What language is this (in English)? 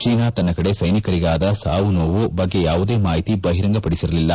Kannada